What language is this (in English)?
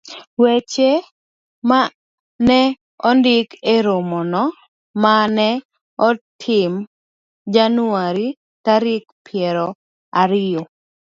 Luo (Kenya and Tanzania)